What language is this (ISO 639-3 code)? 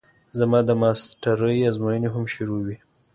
pus